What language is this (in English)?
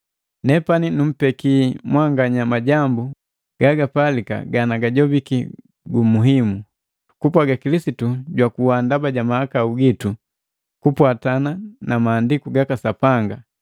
Matengo